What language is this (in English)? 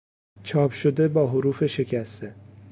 Persian